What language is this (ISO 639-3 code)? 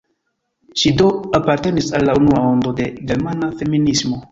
epo